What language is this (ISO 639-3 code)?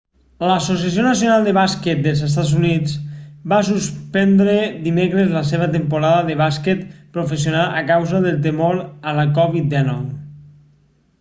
cat